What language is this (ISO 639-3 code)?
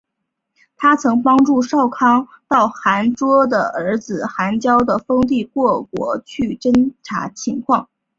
zho